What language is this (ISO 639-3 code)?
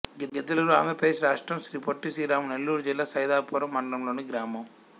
tel